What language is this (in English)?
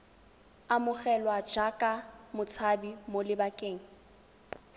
Tswana